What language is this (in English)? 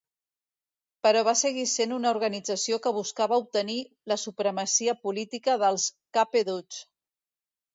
Catalan